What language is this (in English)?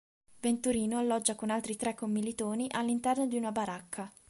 Italian